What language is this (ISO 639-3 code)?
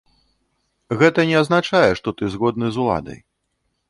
bel